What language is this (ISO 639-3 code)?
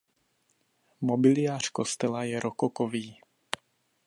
ces